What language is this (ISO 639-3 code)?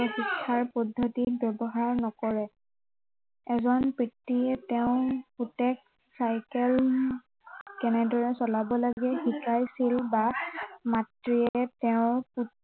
asm